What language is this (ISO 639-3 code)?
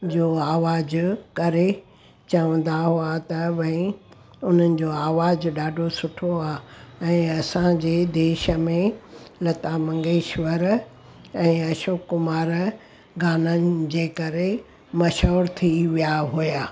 snd